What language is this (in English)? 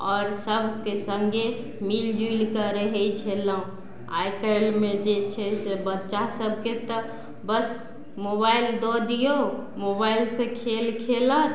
Maithili